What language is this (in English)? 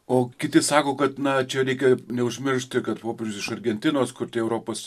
Lithuanian